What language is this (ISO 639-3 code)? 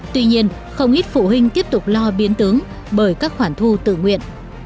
vie